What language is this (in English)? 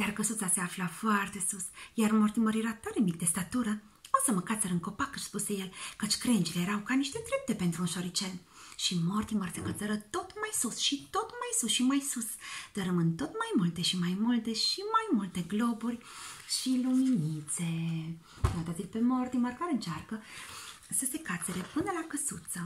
Romanian